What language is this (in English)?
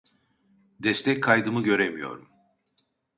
Turkish